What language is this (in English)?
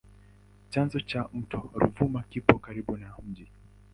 Swahili